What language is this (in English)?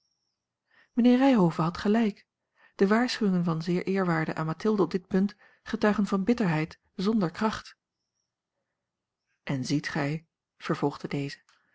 Dutch